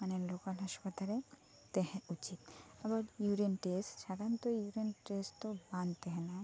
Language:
Santali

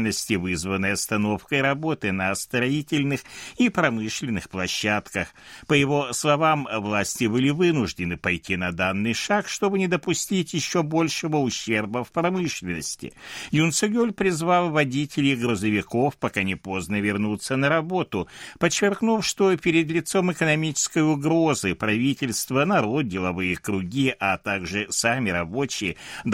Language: Russian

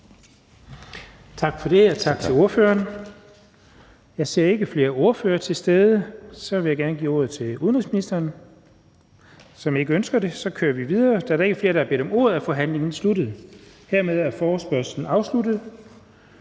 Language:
Danish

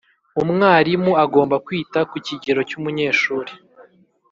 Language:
Kinyarwanda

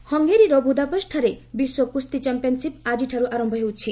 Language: Odia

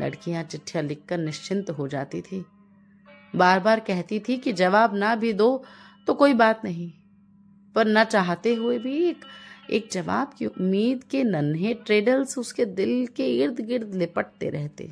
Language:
Hindi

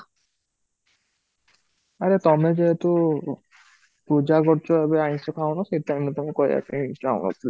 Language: Odia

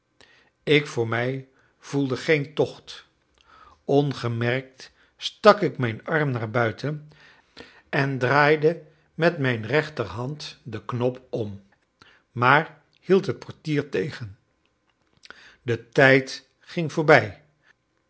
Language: Dutch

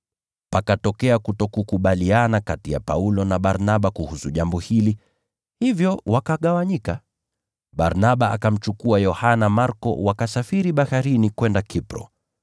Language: Swahili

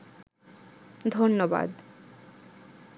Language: Bangla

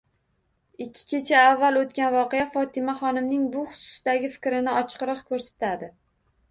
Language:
Uzbek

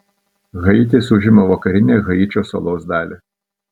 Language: Lithuanian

